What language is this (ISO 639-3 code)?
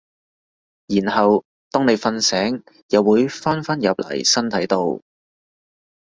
yue